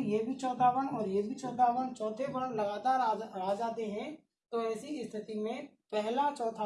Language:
Hindi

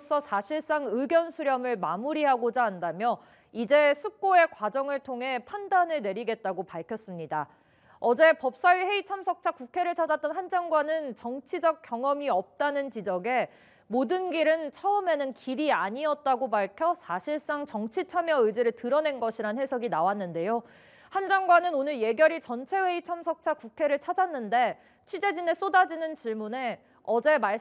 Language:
Korean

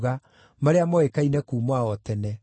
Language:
Kikuyu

